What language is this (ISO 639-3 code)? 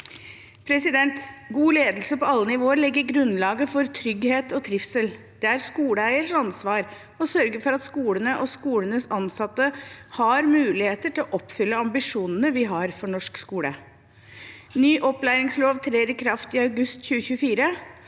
nor